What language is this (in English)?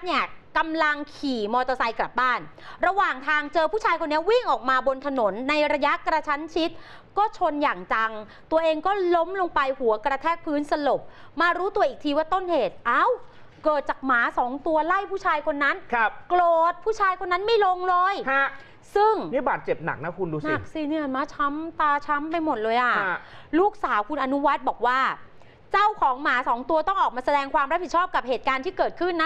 Thai